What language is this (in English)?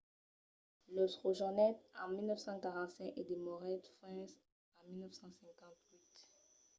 Occitan